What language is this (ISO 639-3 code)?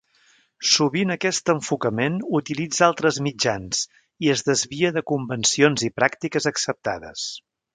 cat